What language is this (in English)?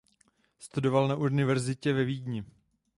Czech